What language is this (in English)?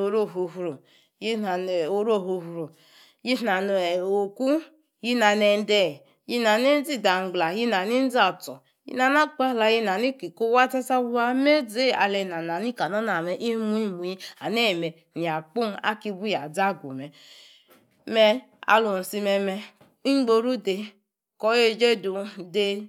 Yace